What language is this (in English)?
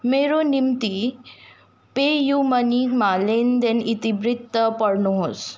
Nepali